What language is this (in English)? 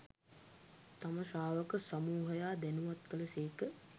Sinhala